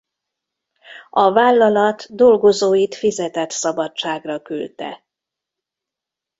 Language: Hungarian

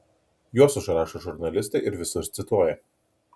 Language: Lithuanian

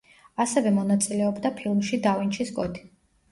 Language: Georgian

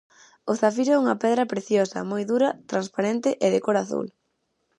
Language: Galician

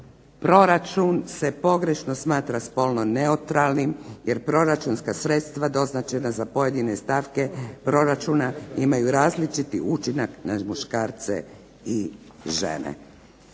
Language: Croatian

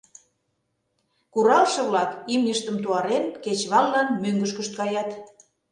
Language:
Mari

